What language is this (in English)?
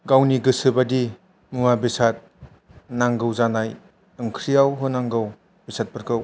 Bodo